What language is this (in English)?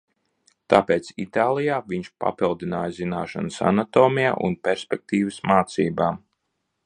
Latvian